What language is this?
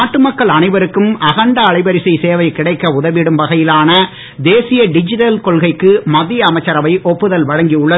Tamil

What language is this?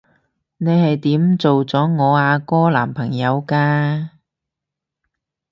Cantonese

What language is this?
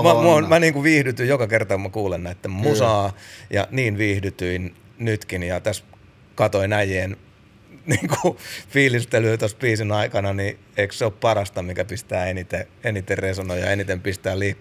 Finnish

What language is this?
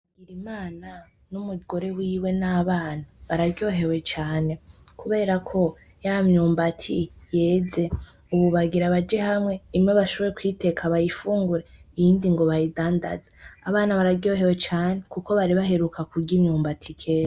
Rundi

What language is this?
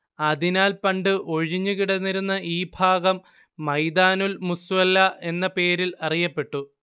Malayalam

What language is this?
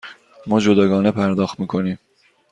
Persian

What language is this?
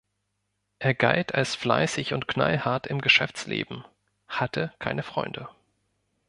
German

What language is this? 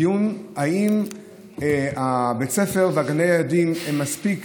Hebrew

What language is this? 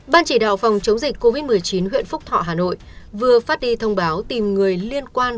Vietnamese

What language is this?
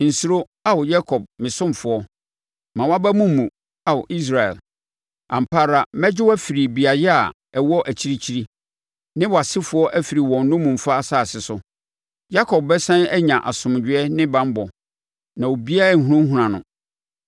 Akan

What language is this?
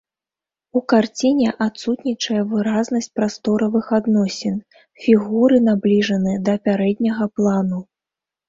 Belarusian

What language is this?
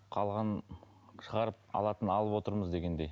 Kazakh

